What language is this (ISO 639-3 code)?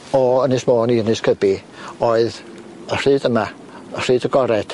cym